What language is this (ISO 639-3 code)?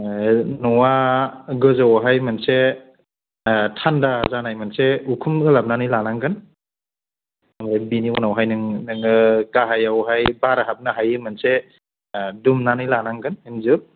brx